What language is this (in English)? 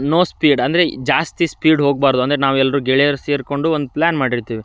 Kannada